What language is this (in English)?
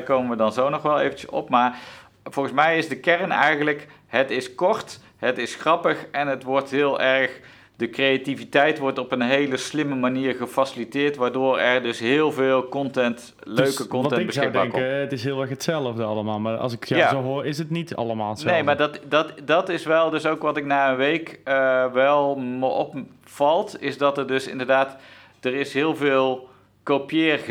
Dutch